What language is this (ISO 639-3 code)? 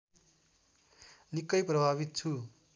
nep